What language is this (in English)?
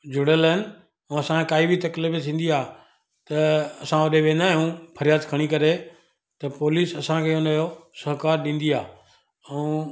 Sindhi